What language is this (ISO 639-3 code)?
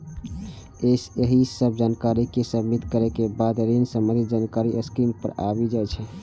mai